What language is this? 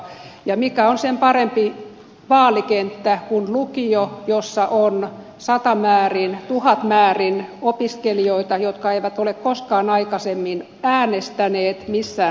Finnish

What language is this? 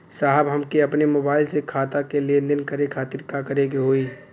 Bhojpuri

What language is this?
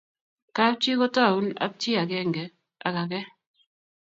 Kalenjin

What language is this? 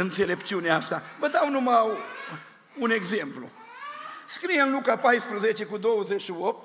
Romanian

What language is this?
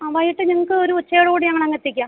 Malayalam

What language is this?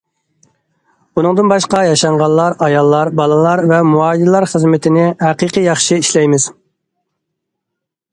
Uyghur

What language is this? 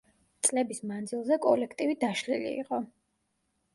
Georgian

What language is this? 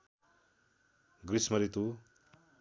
Nepali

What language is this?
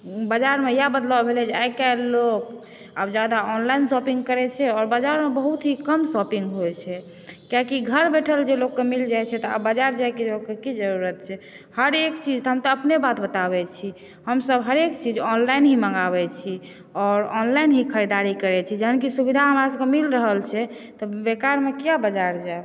Maithili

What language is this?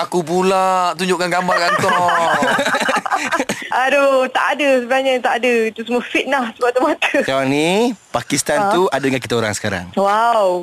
Malay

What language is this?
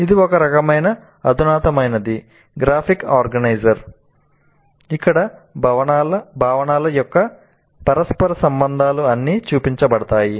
Telugu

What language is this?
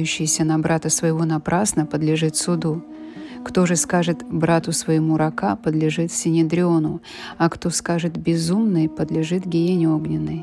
Russian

